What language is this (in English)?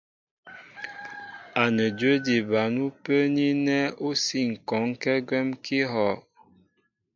Mbo (Cameroon)